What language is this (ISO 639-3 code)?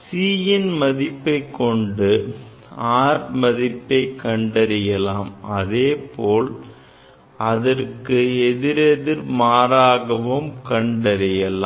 tam